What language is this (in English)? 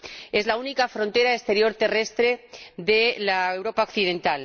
Spanish